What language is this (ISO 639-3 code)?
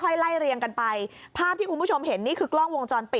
tha